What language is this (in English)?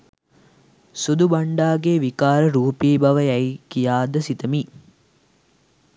Sinhala